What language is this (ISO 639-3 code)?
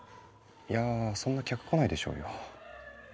jpn